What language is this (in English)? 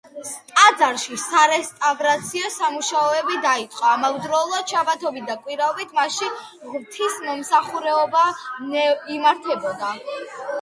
Georgian